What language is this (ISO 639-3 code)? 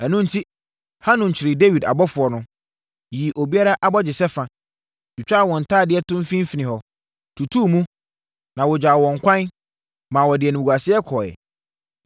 aka